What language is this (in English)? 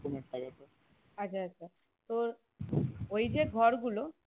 Bangla